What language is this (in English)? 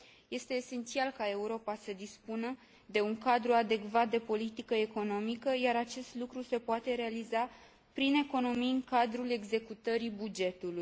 Romanian